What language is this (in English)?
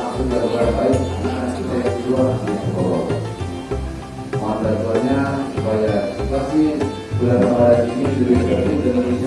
Indonesian